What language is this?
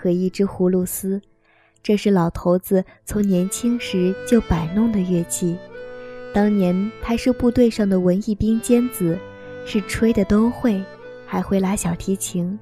Chinese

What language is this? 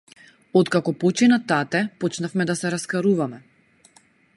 Macedonian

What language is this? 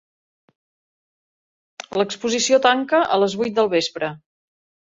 Catalan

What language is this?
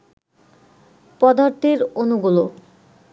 Bangla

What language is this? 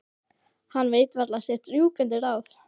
Icelandic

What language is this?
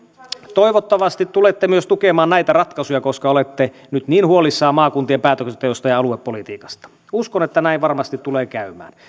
Finnish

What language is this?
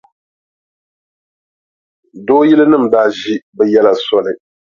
Dagbani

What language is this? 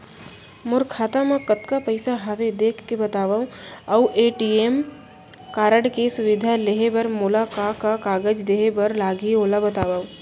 Chhattisgarhi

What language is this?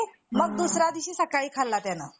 Marathi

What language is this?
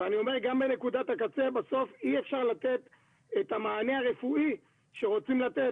Hebrew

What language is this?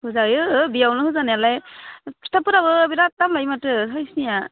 Bodo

